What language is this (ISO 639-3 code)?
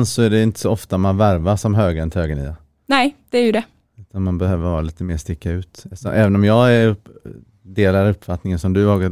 swe